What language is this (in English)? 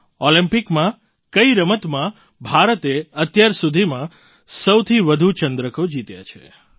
Gujarati